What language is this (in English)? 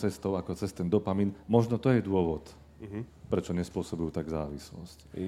Slovak